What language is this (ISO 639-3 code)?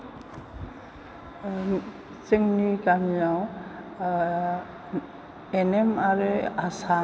brx